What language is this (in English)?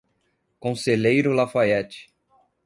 Portuguese